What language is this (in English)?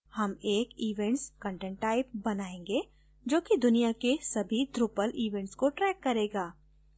Hindi